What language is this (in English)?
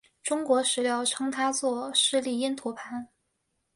Chinese